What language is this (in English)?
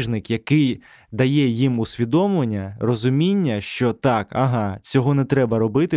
Ukrainian